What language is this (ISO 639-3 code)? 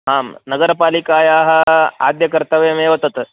san